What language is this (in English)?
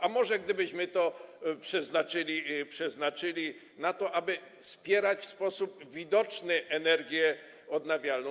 Polish